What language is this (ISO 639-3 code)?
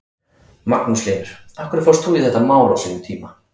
isl